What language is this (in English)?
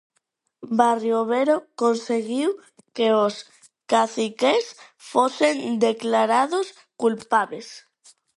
Galician